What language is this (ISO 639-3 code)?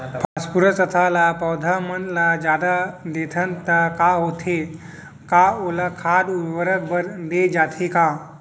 hne